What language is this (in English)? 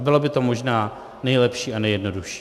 Czech